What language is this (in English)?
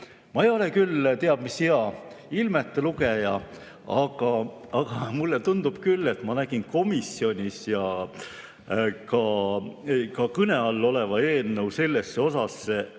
Estonian